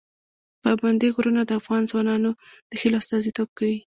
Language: Pashto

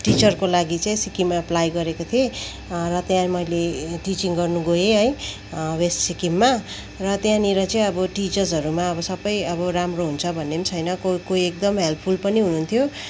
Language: Nepali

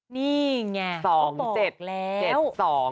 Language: Thai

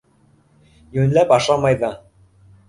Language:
Bashkir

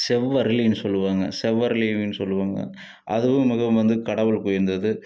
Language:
Tamil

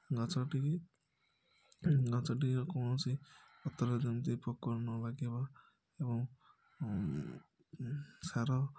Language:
Odia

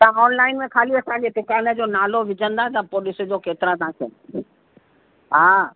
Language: Sindhi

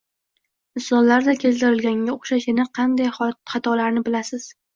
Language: Uzbek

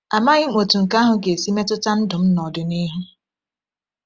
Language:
Igbo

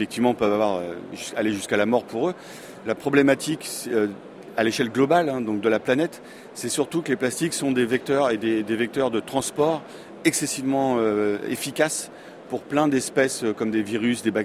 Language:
French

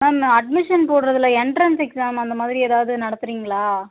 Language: Tamil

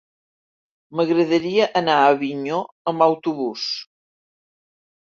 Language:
Catalan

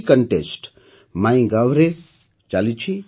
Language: Odia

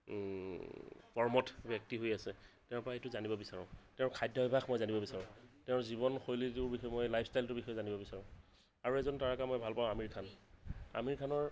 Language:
Assamese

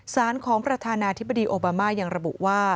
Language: Thai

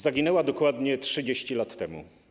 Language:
Polish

